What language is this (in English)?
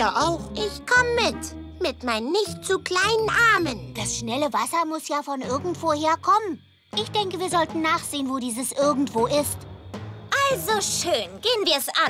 German